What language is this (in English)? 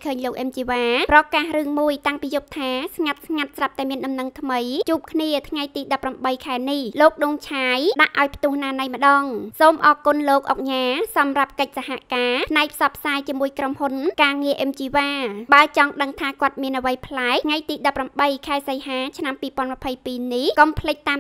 Thai